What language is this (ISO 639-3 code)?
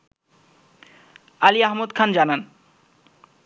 ben